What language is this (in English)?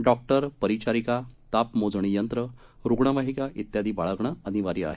Marathi